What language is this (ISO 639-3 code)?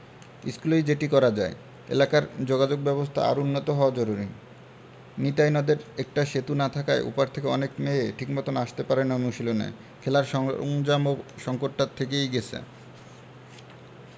ben